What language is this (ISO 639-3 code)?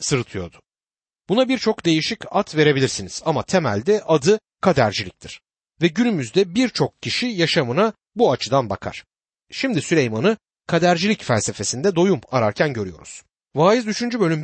tur